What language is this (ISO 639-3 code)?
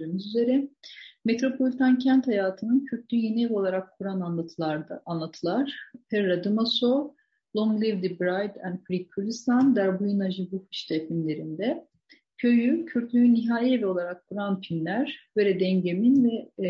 tur